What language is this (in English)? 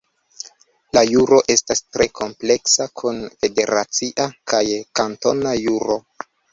Esperanto